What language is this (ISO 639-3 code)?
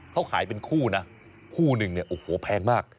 tha